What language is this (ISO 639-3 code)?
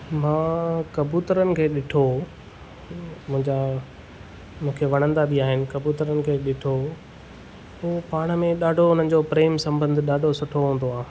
snd